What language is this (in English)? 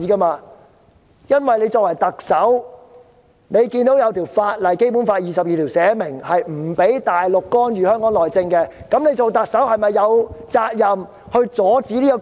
Cantonese